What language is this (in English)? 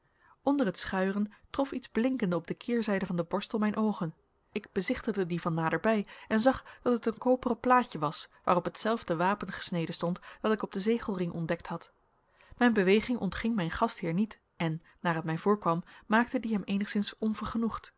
Dutch